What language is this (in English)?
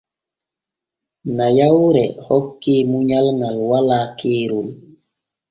Borgu Fulfulde